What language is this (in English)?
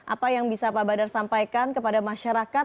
Indonesian